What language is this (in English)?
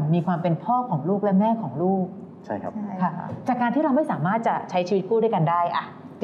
Thai